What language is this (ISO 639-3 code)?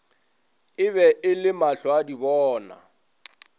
nso